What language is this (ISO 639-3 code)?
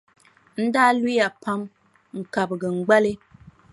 dag